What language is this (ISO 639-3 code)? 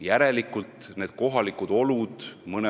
est